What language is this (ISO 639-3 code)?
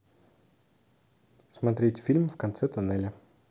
rus